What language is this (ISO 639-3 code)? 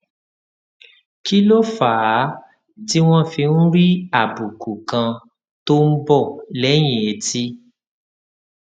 yor